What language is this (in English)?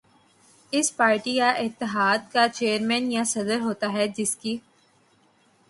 Urdu